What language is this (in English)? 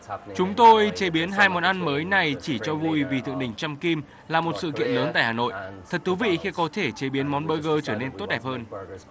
Vietnamese